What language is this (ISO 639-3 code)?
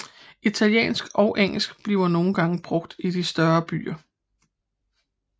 dan